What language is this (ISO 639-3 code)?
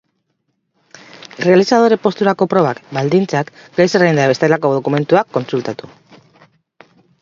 eus